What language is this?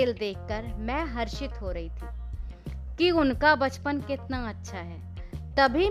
Hindi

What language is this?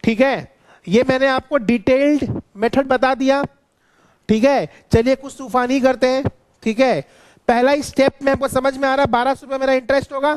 Hindi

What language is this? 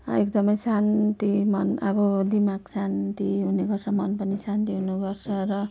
Nepali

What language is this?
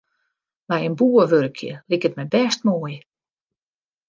Western Frisian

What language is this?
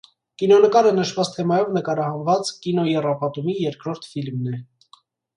Armenian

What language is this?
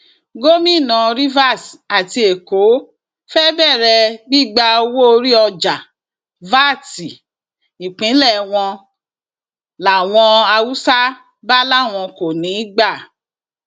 Yoruba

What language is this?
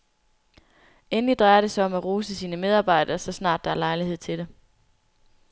Danish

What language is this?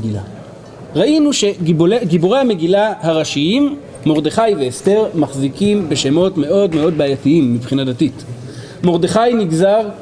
Hebrew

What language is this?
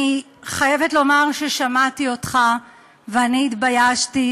Hebrew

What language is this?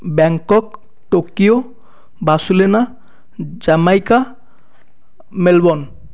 Odia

